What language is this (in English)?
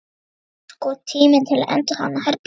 Icelandic